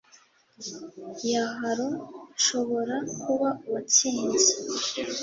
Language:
Kinyarwanda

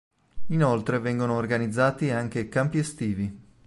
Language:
Italian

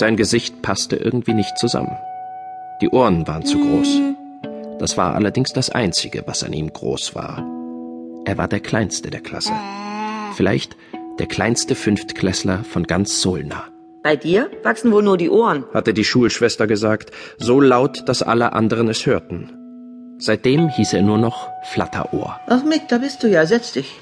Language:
German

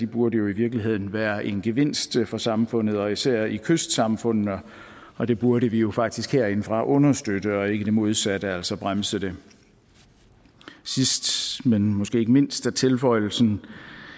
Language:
Danish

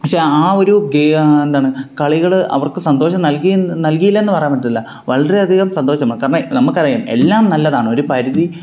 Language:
Malayalam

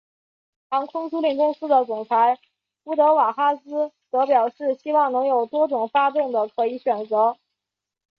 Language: Chinese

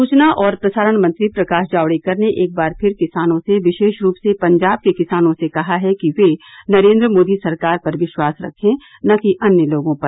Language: Hindi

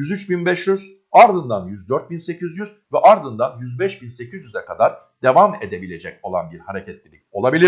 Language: Turkish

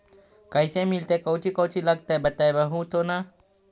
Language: Magahi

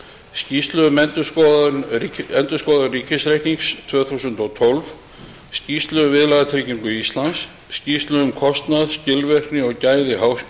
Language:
Icelandic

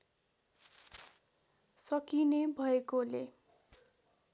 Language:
Nepali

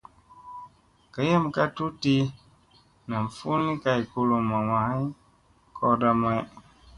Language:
Musey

